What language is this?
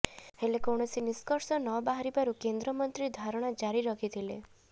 Odia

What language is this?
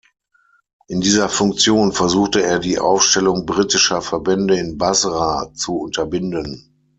German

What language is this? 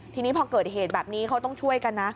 Thai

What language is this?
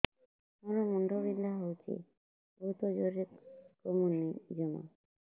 Odia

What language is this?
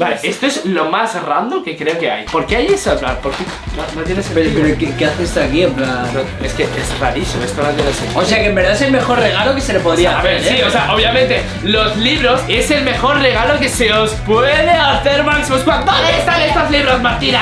Spanish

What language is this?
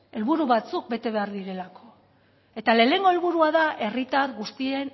Basque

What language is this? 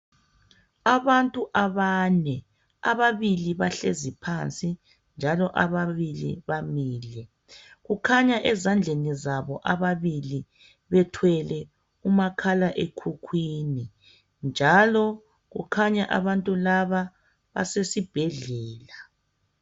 North Ndebele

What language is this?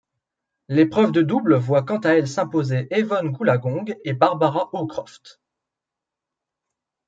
French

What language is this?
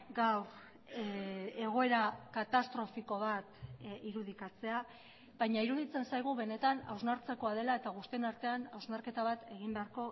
Basque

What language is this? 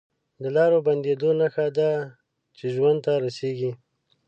Pashto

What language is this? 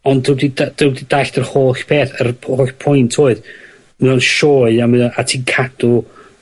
Welsh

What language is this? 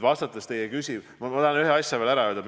Estonian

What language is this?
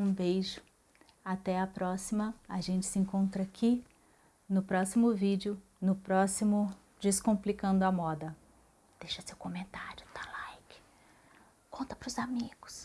Portuguese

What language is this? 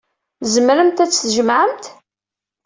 Kabyle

